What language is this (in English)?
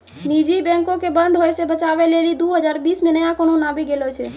Maithili